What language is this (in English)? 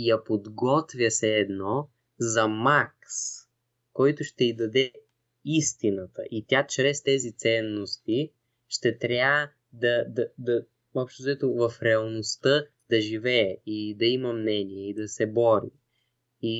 Bulgarian